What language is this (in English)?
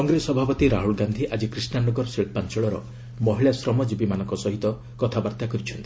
Odia